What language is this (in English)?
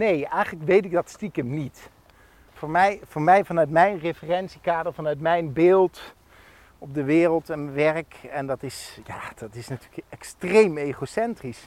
Dutch